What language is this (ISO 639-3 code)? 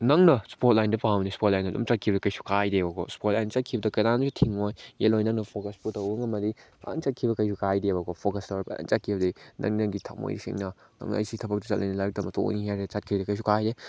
mni